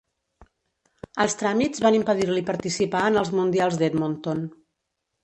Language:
Catalan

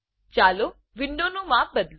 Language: Gujarati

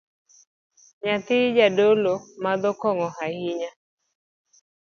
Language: Luo (Kenya and Tanzania)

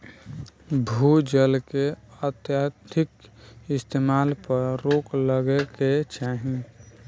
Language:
Bhojpuri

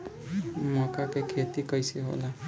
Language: Bhojpuri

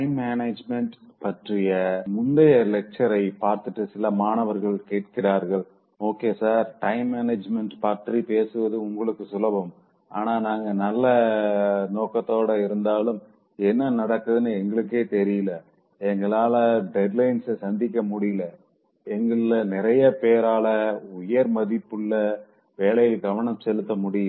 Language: Tamil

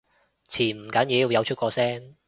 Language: Cantonese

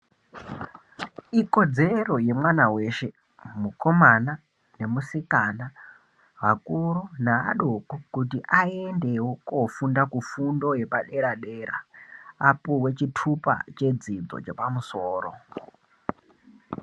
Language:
Ndau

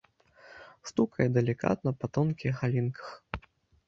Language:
Belarusian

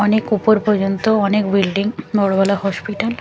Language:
Bangla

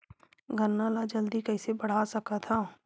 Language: Chhattisgarhi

